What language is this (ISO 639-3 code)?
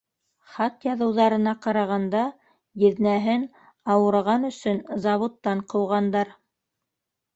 bak